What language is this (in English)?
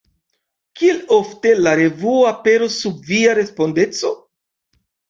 Esperanto